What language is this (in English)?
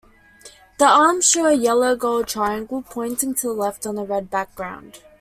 English